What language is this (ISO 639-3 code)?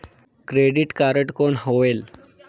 hne